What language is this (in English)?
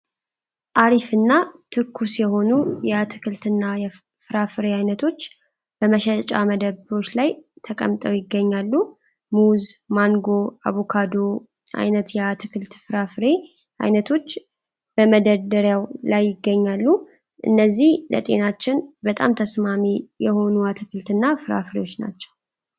Amharic